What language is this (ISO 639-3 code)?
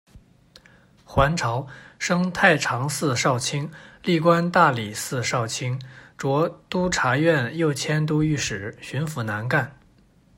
zho